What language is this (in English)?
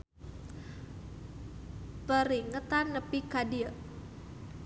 Sundanese